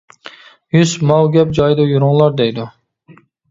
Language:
Uyghur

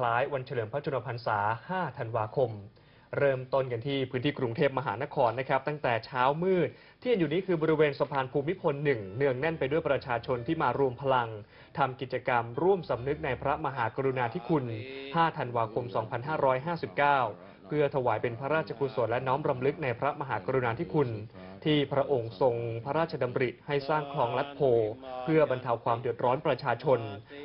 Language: Thai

